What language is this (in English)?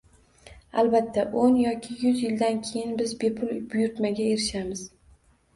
Uzbek